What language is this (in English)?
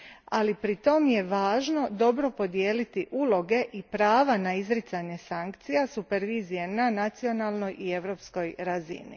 Croatian